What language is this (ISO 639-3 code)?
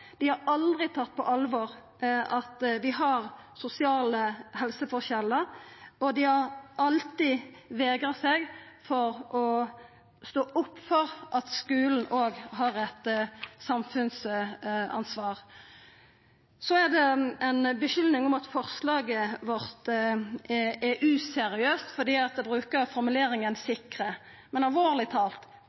nno